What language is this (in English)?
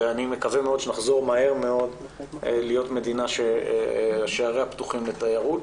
Hebrew